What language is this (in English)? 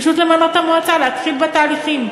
Hebrew